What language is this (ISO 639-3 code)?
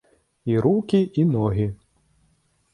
bel